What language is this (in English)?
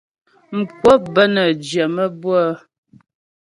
Ghomala